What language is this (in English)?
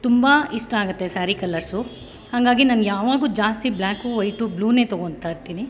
Kannada